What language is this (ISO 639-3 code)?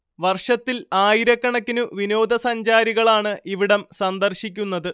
mal